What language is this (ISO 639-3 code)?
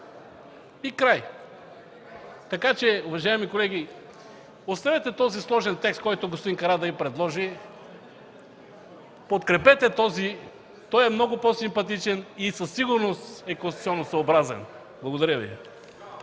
bul